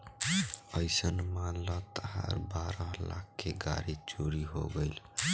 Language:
Bhojpuri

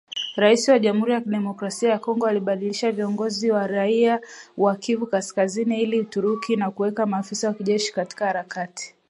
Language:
Swahili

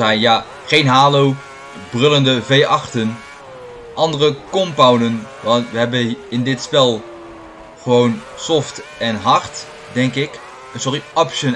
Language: Dutch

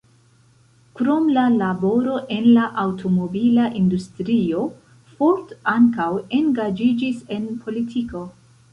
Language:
Esperanto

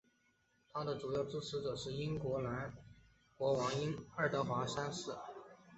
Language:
Chinese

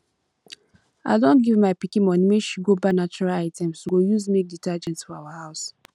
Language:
Nigerian Pidgin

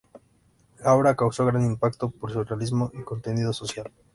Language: Spanish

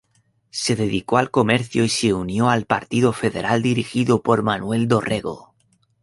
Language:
Spanish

